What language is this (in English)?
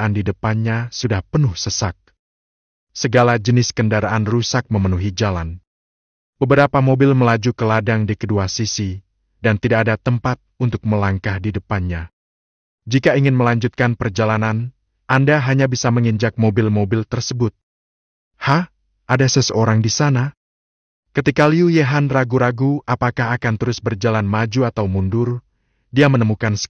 Indonesian